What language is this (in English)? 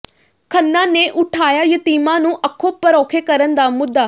Punjabi